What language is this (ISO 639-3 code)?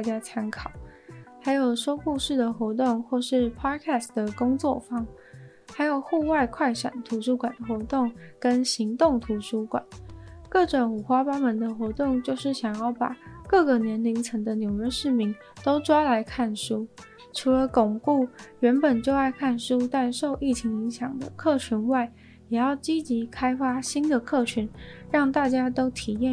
zho